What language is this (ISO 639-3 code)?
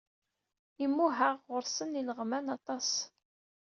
kab